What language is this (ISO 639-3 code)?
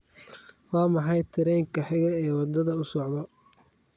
som